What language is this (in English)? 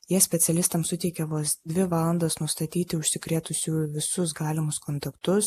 Lithuanian